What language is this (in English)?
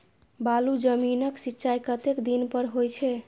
Maithili